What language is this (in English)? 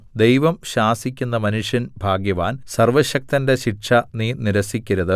Malayalam